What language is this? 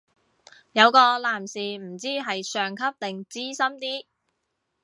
Cantonese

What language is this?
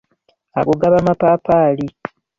Ganda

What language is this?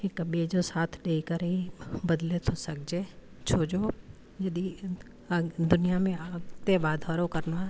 Sindhi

